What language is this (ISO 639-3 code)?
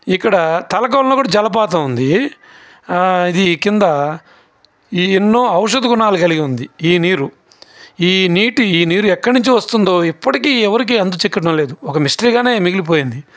tel